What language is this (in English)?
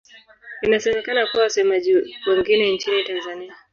Swahili